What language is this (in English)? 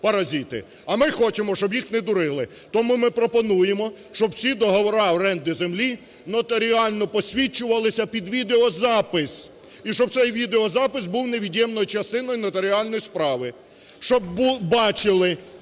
Ukrainian